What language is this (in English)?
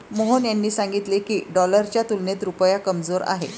Marathi